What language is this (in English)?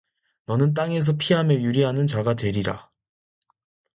Korean